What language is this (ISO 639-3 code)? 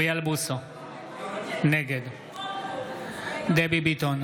heb